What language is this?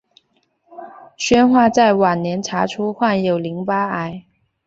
Chinese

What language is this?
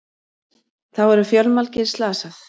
Icelandic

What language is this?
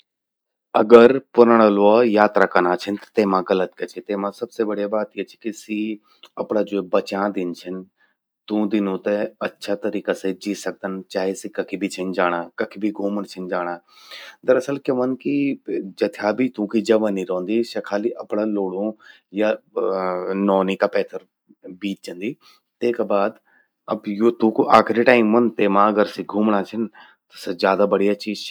Garhwali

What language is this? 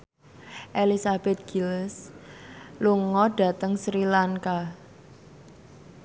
Javanese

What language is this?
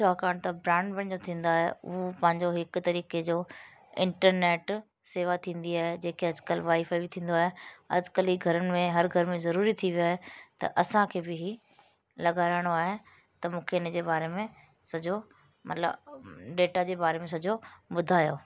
Sindhi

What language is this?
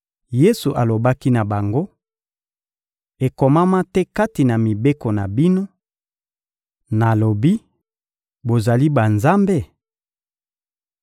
Lingala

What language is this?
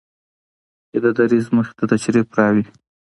Pashto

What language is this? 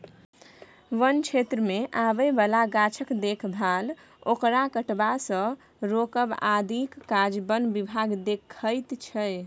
Maithili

